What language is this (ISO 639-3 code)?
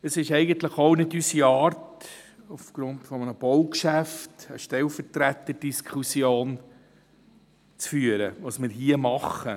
gsw